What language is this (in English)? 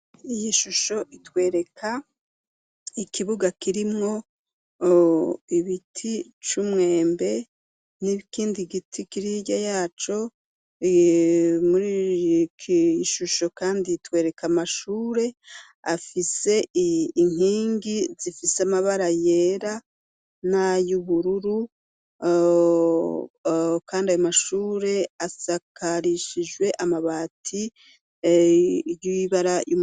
Rundi